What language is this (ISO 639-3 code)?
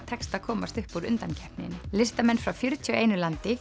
isl